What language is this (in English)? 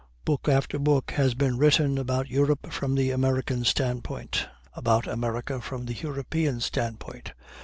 English